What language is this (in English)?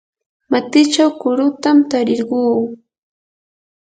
Yanahuanca Pasco Quechua